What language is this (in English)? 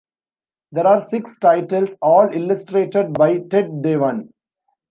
English